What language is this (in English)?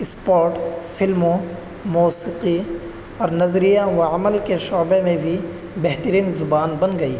Urdu